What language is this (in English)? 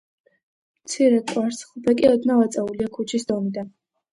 Georgian